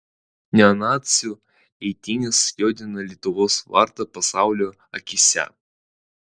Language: Lithuanian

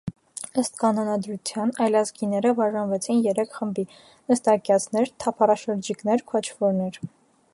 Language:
Armenian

